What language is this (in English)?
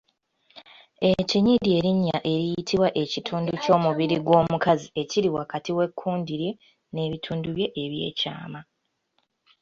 Ganda